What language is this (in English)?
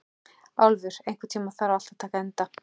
Icelandic